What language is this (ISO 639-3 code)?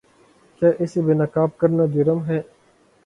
urd